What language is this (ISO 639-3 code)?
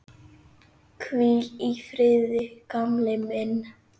isl